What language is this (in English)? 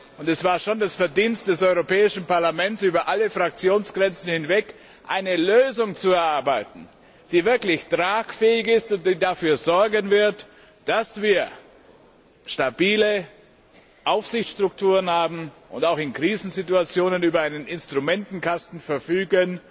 German